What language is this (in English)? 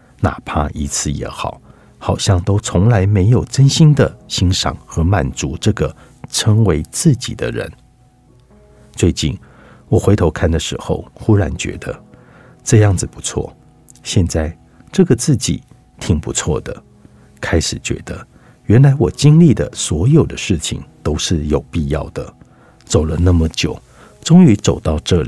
Chinese